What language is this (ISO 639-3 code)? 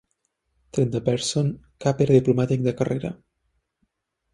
cat